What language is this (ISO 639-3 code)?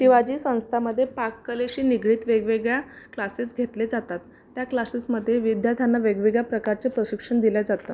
mar